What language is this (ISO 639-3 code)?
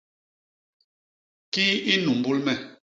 bas